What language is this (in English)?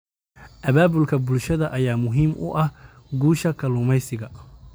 Somali